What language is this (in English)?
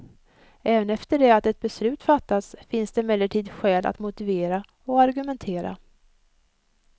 Swedish